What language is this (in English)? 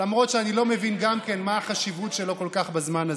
Hebrew